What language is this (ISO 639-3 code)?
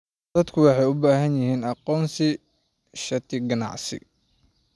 som